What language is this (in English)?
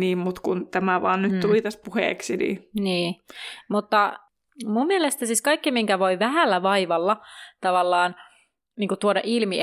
Finnish